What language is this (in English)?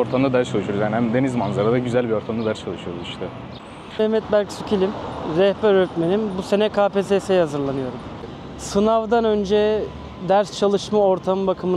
Turkish